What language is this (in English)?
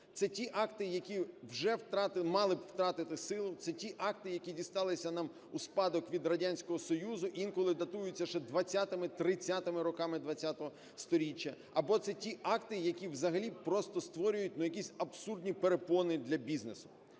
Ukrainian